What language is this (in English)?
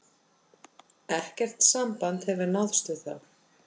Icelandic